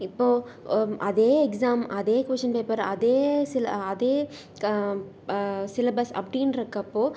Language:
Tamil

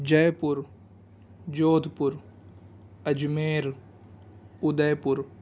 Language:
Urdu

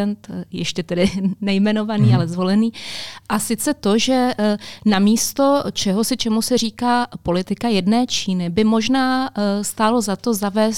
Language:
Czech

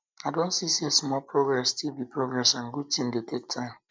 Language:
Nigerian Pidgin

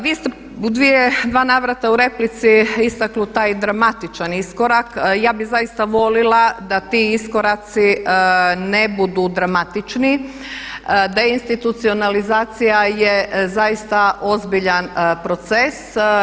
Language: Croatian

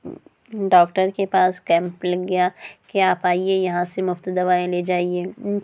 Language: Urdu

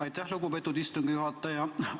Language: Estonian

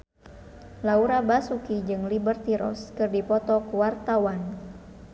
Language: Sundanese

